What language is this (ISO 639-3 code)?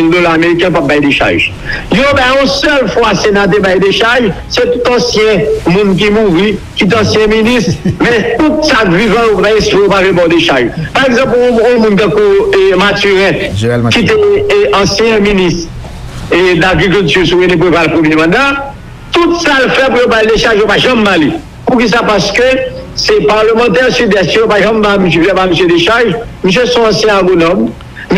fra